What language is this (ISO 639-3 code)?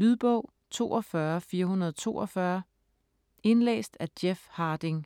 dan